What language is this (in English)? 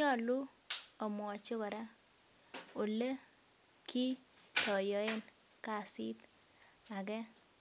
Kalenjin